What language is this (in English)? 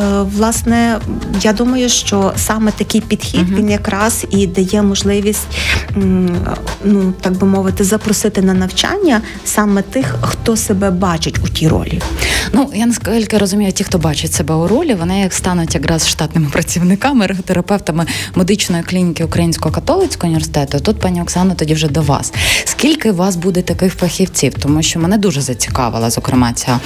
Ukrainian